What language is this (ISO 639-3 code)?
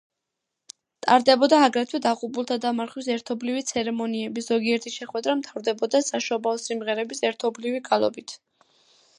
kat